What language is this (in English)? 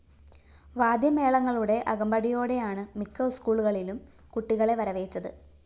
Malayalam